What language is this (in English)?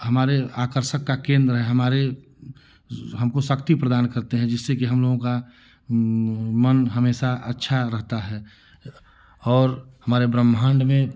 Hindi